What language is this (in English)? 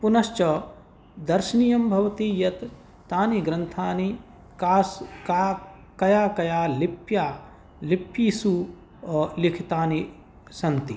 Sanskrit